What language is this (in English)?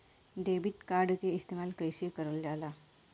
Bhojpuri